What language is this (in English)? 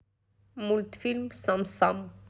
Russian